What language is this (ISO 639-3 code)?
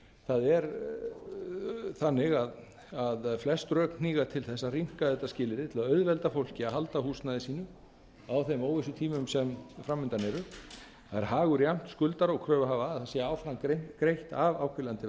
isl